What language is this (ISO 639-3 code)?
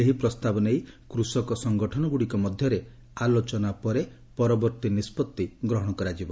ori